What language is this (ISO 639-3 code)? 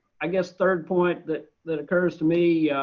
eng